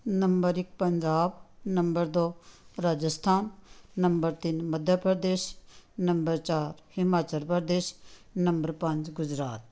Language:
Punjabi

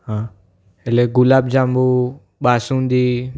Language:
Gujarati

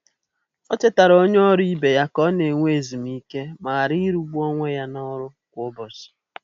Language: Igbo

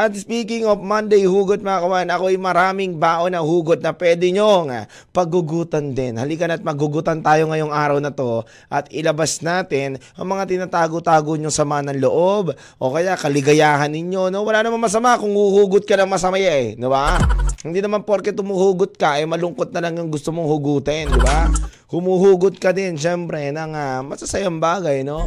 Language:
Filipino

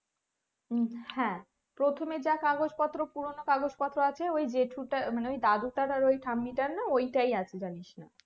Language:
Bangla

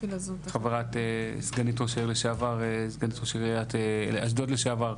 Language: Hebrew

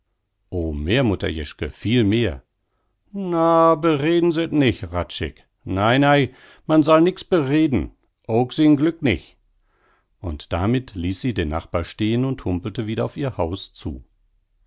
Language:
German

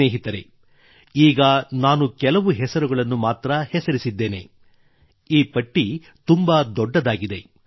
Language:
Kannada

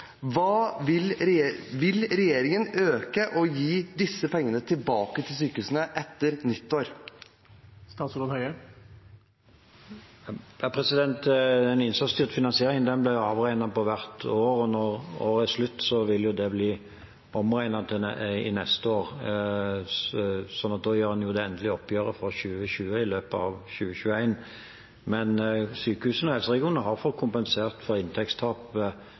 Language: Norwegian Bokmål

